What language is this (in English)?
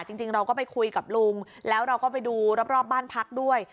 Thai